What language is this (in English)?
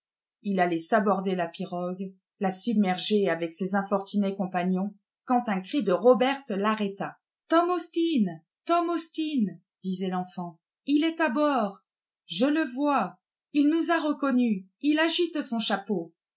French